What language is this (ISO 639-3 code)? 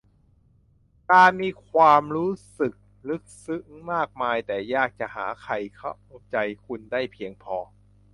tha